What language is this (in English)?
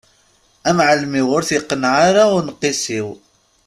Kabyle